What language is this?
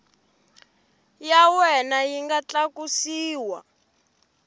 Tsonga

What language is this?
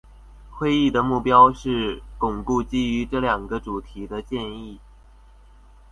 Chinese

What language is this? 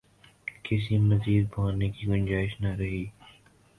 Urdu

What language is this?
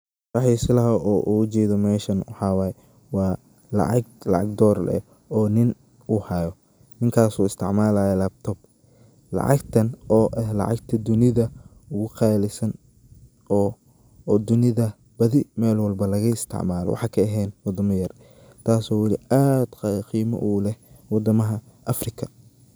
Somali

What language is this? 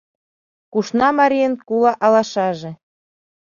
Mari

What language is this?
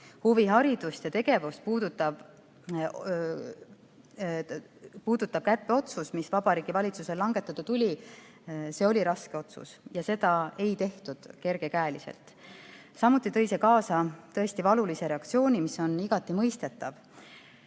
Estonian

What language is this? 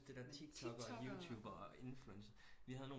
Danish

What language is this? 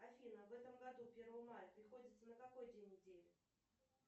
Russian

